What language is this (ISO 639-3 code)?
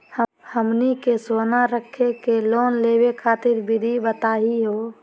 mag